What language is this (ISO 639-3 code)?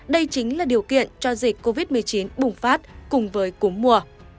vie